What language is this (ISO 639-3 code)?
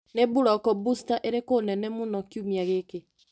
kik